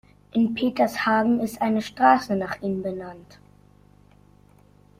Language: German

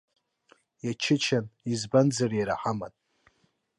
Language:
Abkhazian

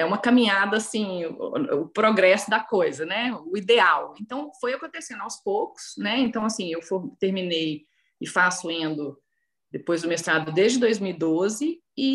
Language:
Portuguese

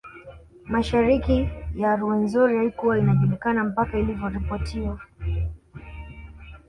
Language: Swahili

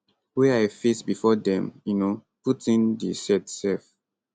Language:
Nigerian Pidgin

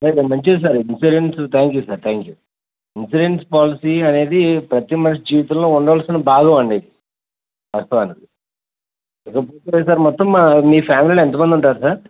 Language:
Telugu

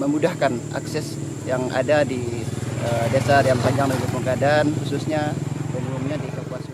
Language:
Indonesian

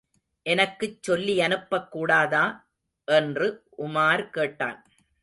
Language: Tamil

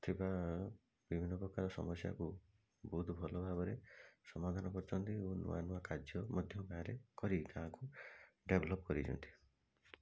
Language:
Odia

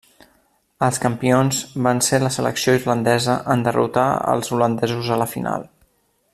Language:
Catalan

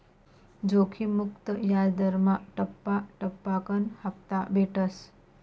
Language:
Marathi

